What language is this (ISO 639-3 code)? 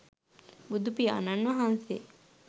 sin